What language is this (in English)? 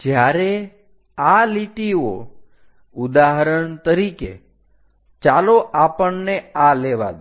Gujarati